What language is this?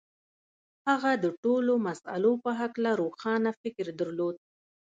Pashto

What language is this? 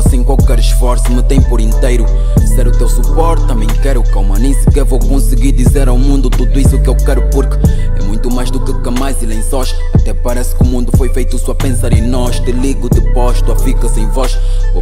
Portuguese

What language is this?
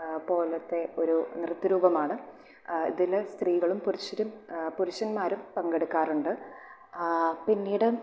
Malayalam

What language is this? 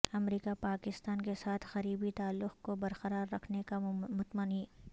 Urdu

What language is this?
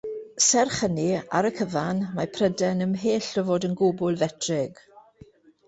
Welsh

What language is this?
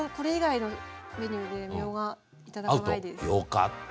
Japanese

